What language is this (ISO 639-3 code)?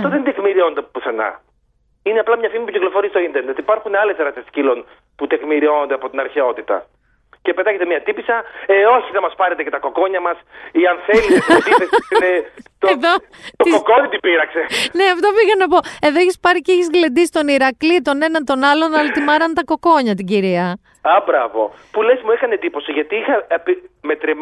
ell